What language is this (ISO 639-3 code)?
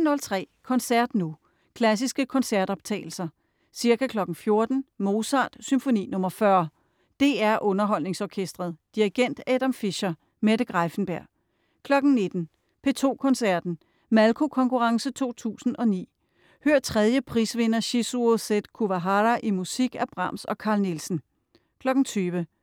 dan